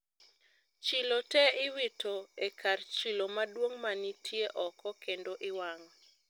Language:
Luo (Kenya and Tanzania)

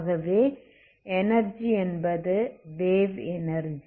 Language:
Tamil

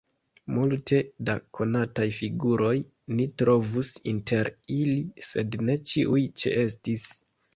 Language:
Esperanto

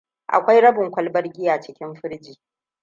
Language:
Hausa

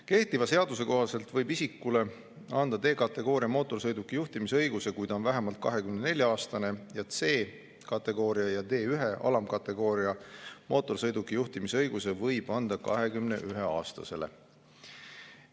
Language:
Estonian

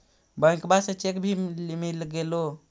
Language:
Magahi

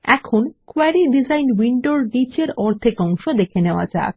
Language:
Bangla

